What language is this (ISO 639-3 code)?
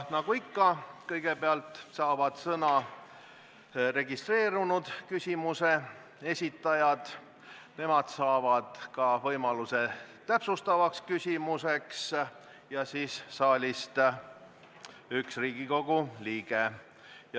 est